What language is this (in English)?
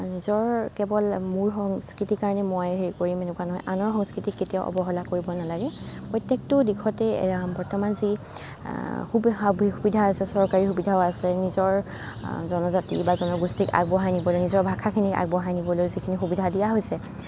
Assamese